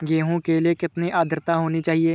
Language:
Hindi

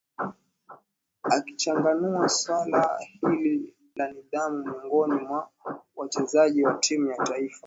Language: Swahili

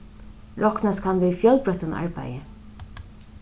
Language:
Faroese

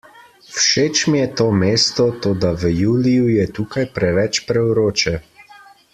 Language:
Slovenian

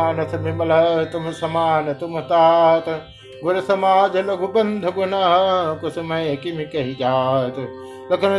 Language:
Hindi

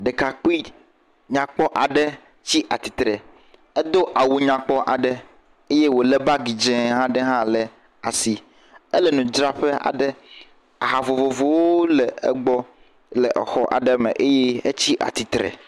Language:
Ewe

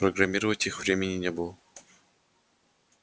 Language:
Russian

